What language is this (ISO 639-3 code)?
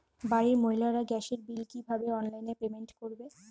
ben